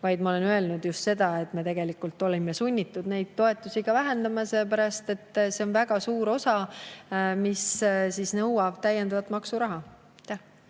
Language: Estonian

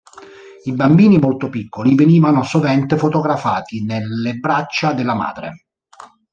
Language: Italian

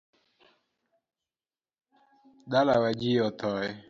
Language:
Luo (Kenya and Tanzania)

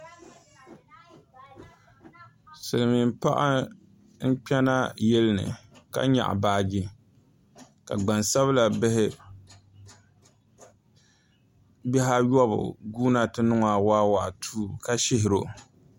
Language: Dagbani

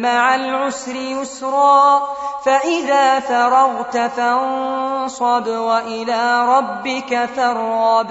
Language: Arabic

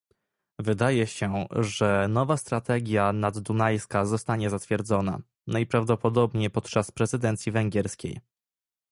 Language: Polish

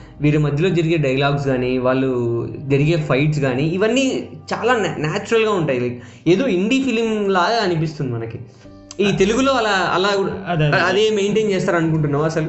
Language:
Telugu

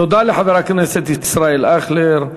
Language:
Hebrew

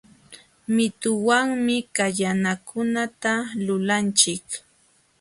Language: Jauja Wanca Quechua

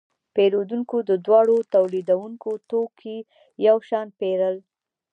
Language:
Pashto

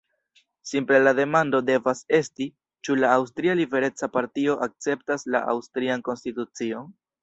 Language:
Esperanto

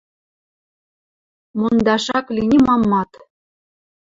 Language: Western Mari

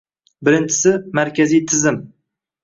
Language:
Uzbek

